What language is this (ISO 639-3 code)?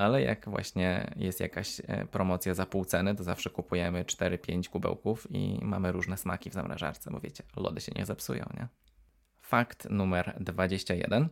pol